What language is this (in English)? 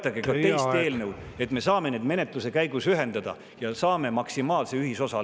Estonian